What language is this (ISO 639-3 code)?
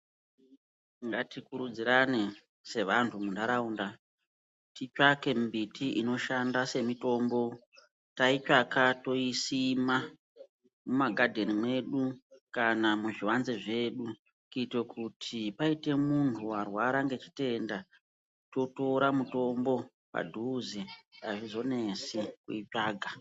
ndc